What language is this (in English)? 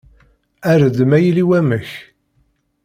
Kabyle